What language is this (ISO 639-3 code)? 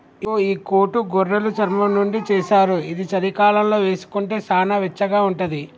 tel